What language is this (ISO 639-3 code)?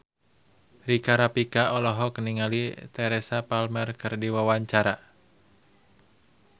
sun